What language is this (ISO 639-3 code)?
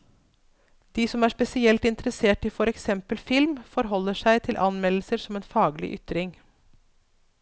nor